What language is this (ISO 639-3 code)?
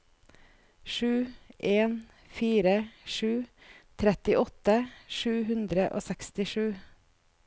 nor